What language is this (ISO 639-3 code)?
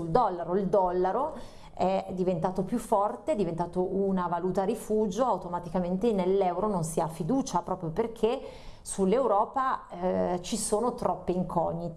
ita